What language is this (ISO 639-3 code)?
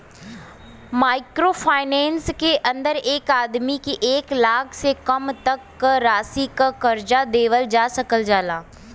bho